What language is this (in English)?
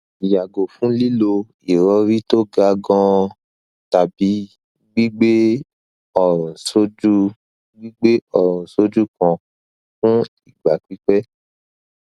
Yoruba